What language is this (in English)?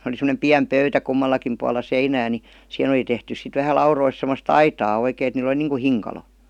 Finnish